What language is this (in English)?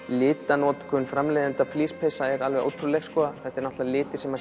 Icelandic